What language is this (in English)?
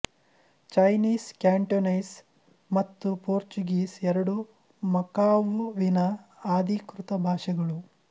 Kannada